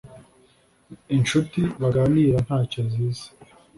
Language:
Kinyarwanda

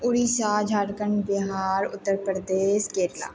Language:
Maithili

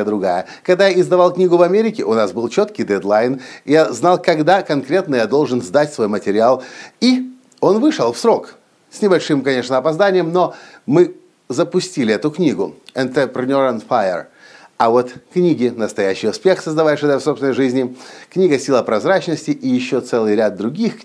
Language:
Russian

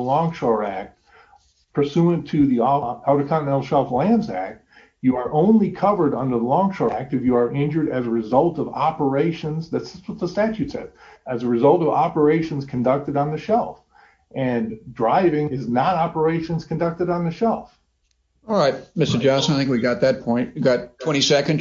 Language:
English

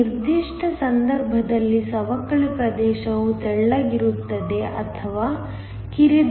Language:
Kannada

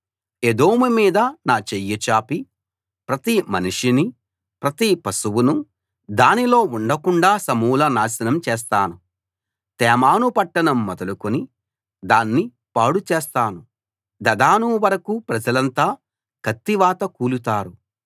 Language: Telugu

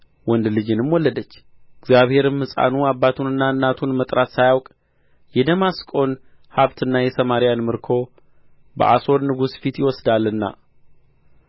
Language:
Amharic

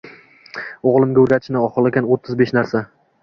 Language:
Uzbek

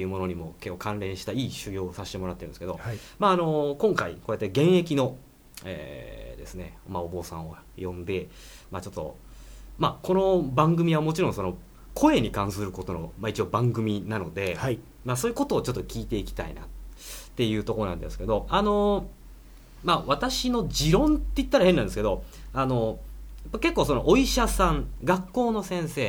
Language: Japanese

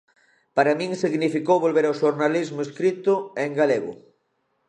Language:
Galician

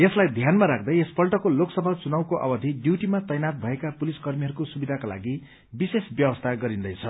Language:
Nepali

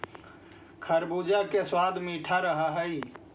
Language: Magahi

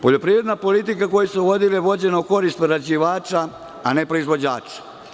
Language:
Serbian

